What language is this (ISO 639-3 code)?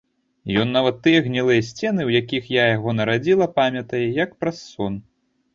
bel